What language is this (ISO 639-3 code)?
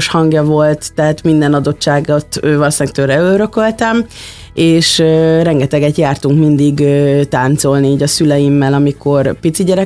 hun